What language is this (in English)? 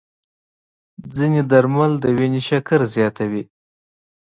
Pashto